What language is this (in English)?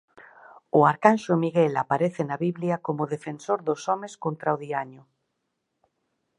Galician